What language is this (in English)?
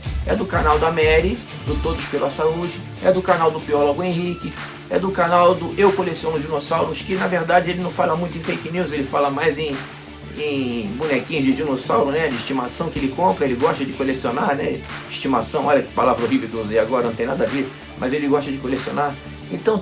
Portuguese